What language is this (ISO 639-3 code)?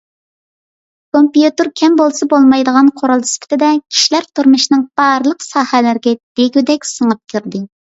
uig